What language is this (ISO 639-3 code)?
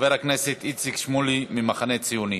heb